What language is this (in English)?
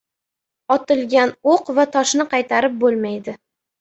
Uzbek